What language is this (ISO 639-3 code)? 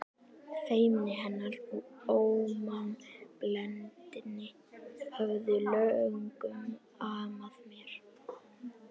isl